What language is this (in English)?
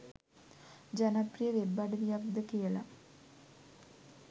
Sinhala